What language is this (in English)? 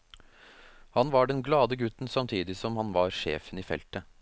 Norwegian